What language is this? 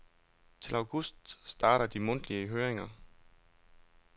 Danish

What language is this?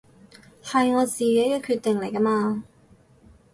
Cantonese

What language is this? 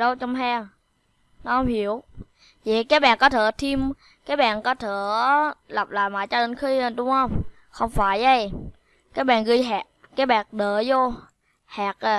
Vietnamese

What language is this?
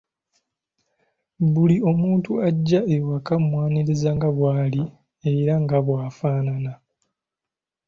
Ganda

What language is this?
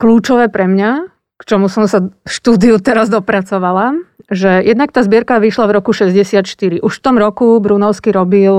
Slovak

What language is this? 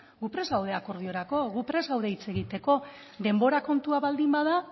Basque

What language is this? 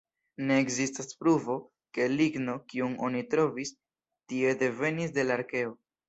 Esperanto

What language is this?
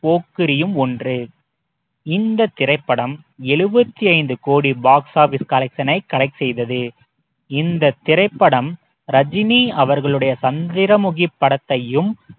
Tamil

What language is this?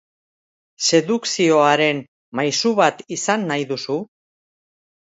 Basque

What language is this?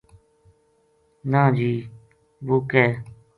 Gujari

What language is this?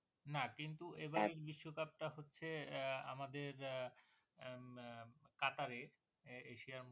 Bangla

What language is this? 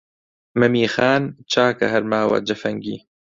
Central Kurdish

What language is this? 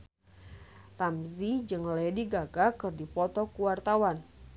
Sundanese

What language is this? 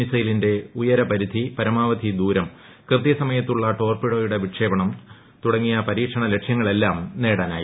Malayalam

